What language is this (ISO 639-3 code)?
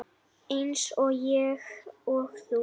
isl